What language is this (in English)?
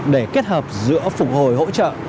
Vietnamese